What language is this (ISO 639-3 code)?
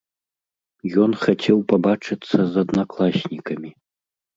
bel